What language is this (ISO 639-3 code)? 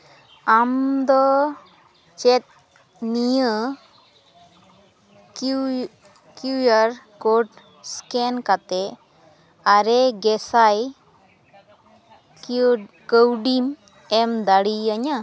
sat